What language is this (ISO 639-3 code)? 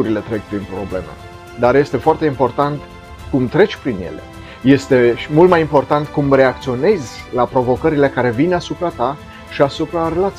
ron